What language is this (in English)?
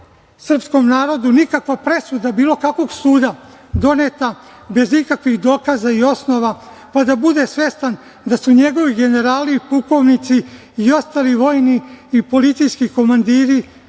Serbian